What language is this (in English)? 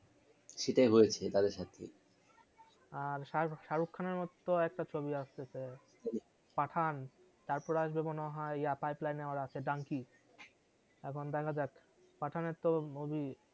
Bangla